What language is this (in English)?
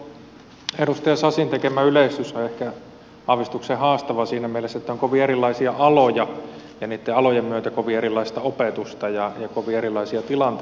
Finnish